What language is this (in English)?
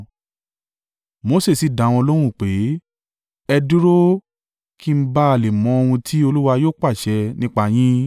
Yoruba